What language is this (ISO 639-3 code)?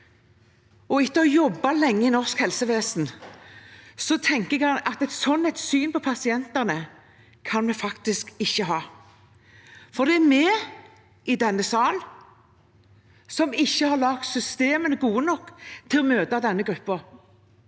nor